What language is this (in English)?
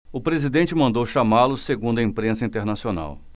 Portuguese